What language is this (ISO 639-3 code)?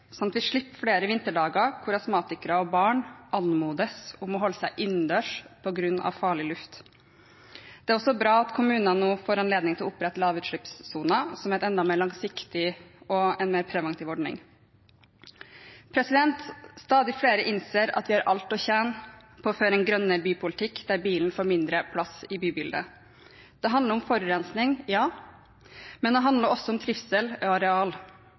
nob